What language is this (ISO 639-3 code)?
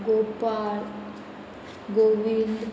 kok